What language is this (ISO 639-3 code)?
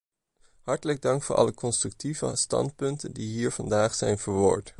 nld